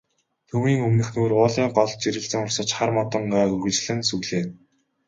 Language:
Mongolian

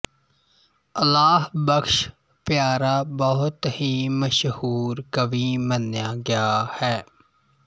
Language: Punjabi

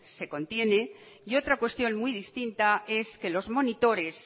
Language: Spanish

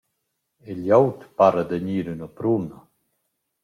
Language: Romansh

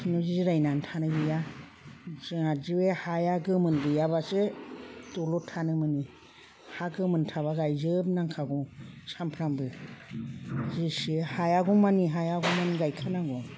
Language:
Bodo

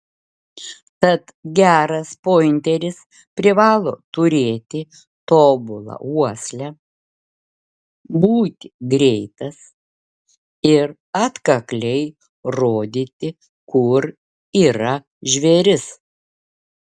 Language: Lithuanian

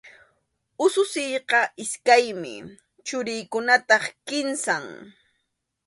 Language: Arequipa-La Unión Quechua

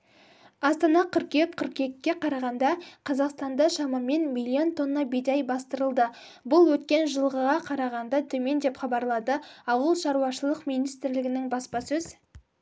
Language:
Kazakh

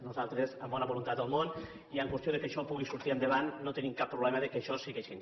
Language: Catalan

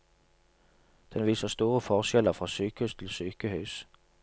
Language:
Norwegian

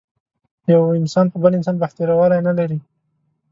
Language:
Pashto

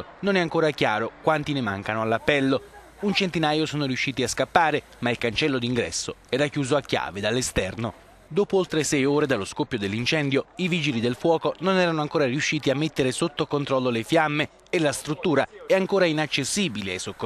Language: Italian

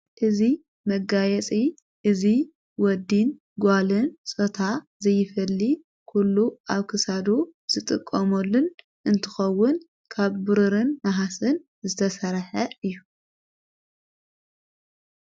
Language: Tigrinya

